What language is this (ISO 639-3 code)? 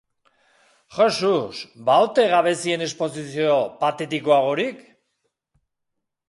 eus